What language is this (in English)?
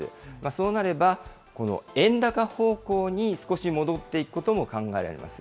Japanese